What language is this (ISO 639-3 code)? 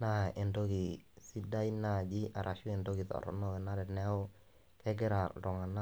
mas